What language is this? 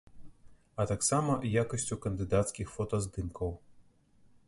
Belarusian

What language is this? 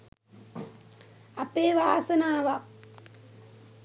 Sinhala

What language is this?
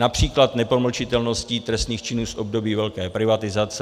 Czech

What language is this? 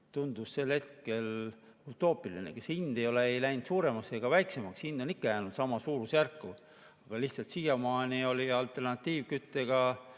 Estonian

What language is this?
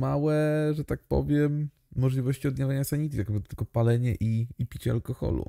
Polish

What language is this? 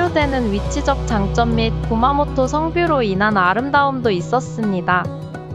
Korean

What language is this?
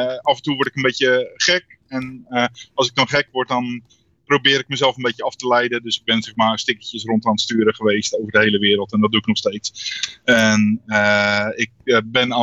Dutch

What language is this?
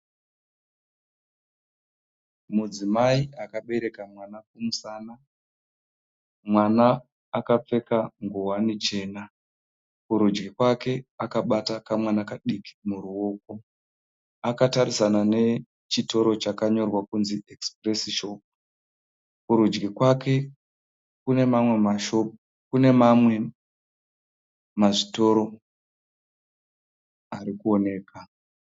Shona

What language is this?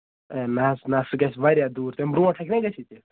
Kashmiri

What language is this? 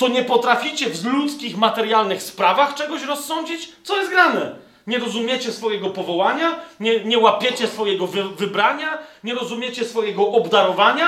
Polish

